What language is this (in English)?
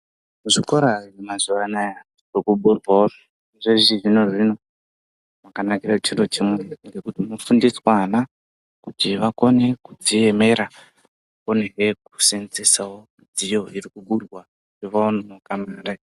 Ndau